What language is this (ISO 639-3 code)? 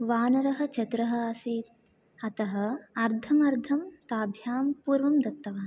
san